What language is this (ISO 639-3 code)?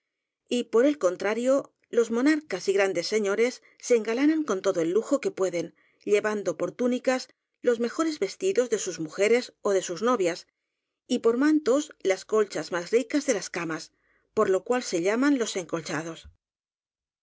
spa